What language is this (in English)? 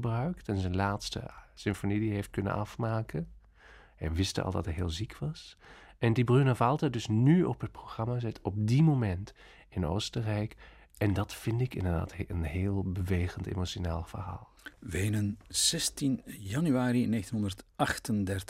Dutch